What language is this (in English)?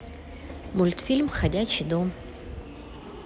Russian